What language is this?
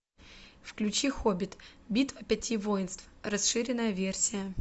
Russian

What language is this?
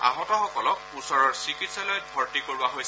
Assamese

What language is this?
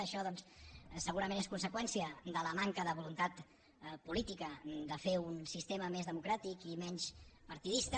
Catalan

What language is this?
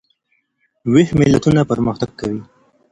Pashto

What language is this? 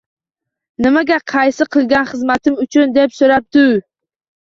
Uzbek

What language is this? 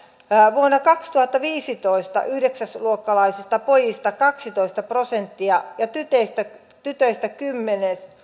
Finnish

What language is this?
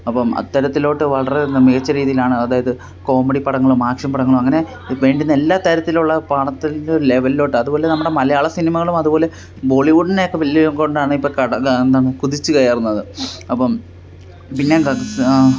Malayalam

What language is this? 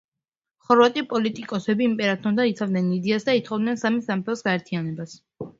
Georgian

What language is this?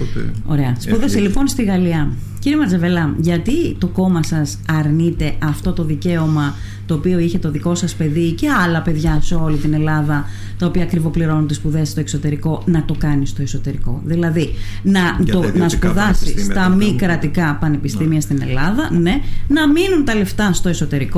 Greek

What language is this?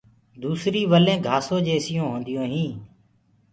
Gurgula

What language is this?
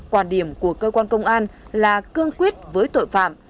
Vietnamese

